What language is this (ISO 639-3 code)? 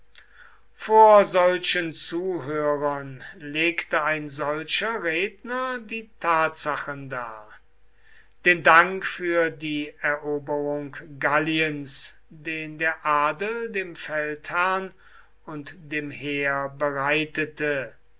deu